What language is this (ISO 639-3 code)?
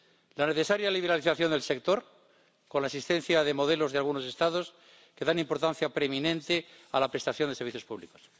spa